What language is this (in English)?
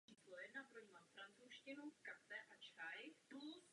Czech